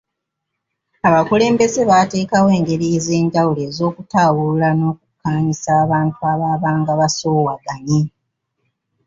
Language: Ganda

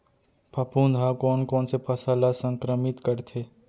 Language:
Chhattisgarhi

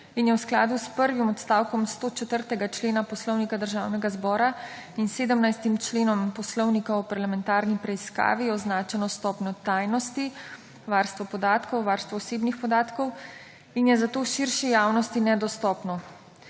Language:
Slovenian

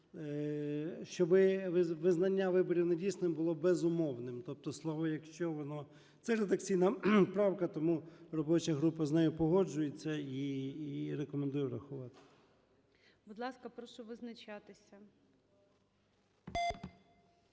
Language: Ukrainian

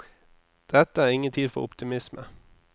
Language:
Norwegian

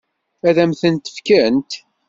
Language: Kabyle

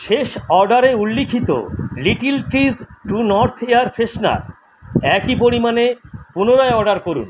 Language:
Bangla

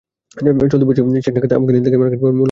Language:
Bangla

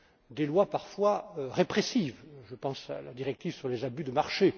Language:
French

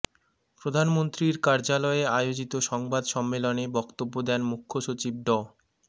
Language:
Bangla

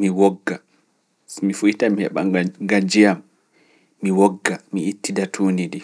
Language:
Fula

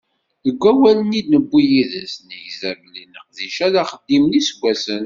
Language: Kabyle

